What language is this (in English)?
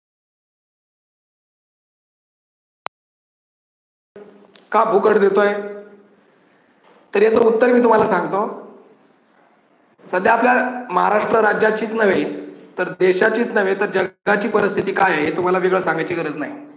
Marathi